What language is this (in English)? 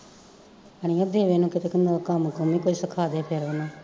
Punjabi